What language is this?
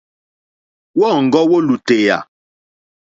Mokpwe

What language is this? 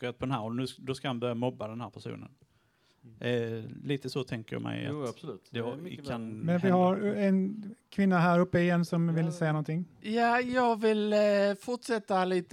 Swedish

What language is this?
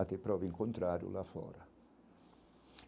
Portuguese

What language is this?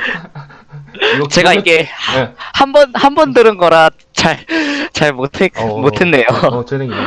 Korean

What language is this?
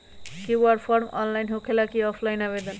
Magahi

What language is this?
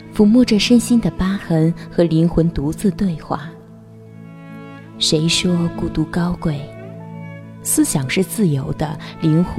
Chinese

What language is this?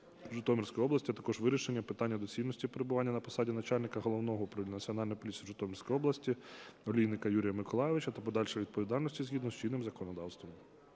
Ukrainian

